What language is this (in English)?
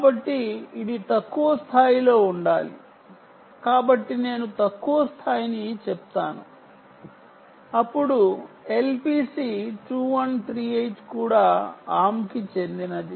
Telugu